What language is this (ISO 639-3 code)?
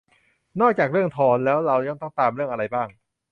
tha